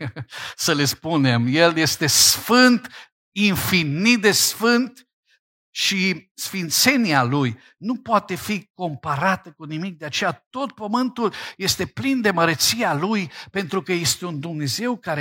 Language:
Romanian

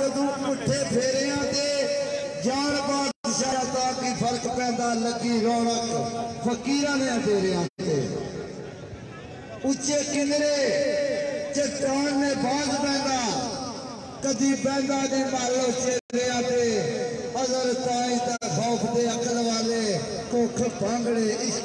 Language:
Arabic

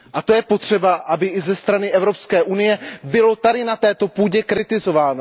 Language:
Czech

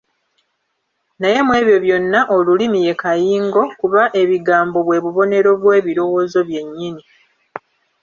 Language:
Ganda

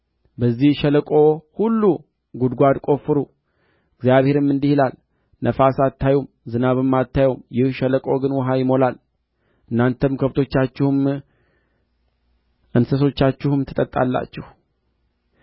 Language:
Amharic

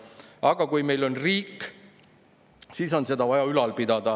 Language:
Estonian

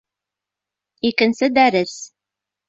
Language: Bashkir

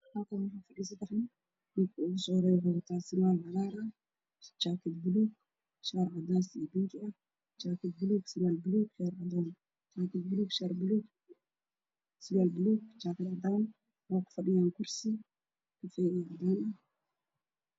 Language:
Somali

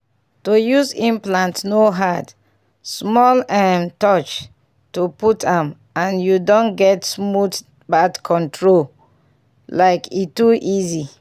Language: Nigerian Pidgin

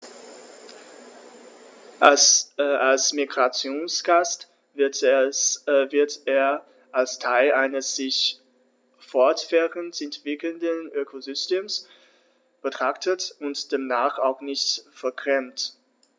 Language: German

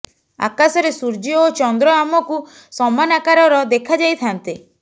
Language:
Odia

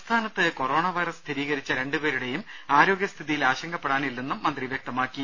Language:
Malayalam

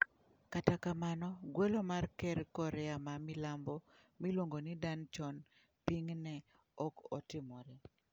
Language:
Luo (Kenya and Tanzania)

